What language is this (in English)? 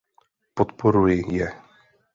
Czech